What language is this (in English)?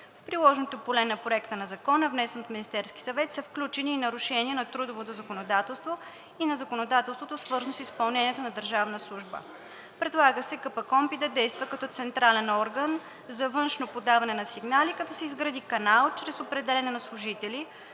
Bulgarian